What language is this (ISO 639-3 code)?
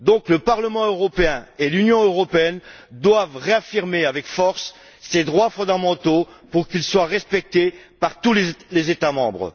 fra